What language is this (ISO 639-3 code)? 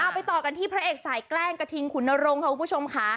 tha